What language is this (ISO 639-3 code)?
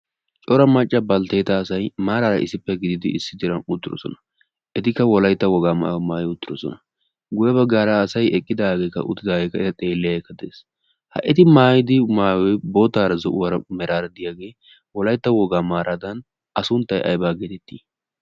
wal